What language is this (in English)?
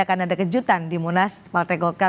Indonesian